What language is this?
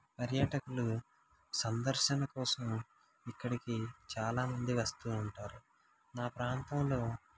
Telugu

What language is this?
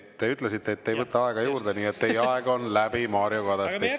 Estonian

